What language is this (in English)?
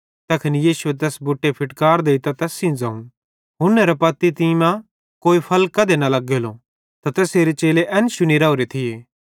Bhadrawahi